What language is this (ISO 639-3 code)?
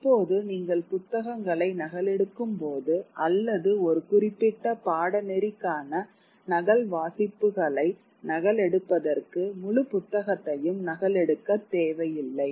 tam